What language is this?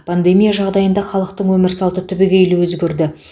Kazakh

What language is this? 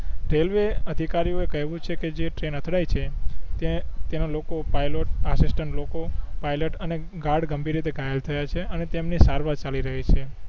Gujarati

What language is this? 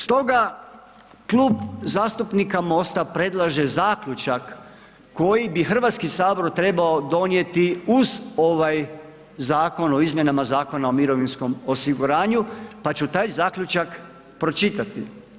Croatian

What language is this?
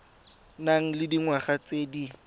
Tswana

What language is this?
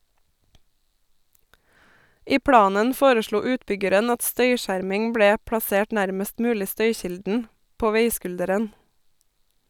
Norwegian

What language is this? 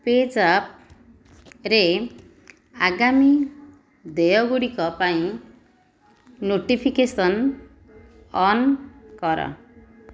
Odia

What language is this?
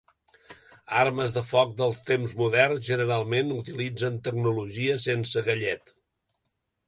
Catalan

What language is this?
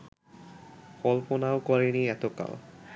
Bangla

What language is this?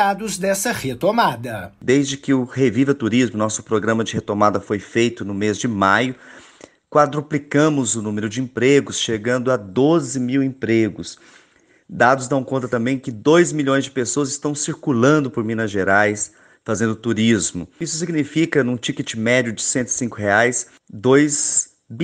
Portuguese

